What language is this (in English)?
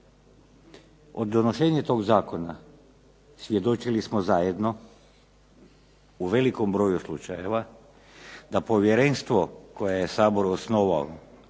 Croatian